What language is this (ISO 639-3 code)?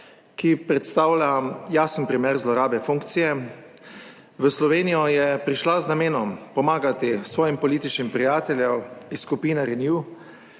slv